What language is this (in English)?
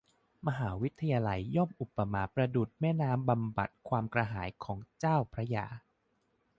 Thai